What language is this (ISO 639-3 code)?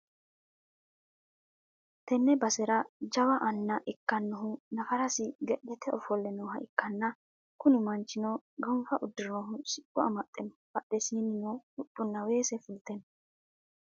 sid